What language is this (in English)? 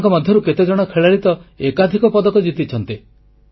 Odia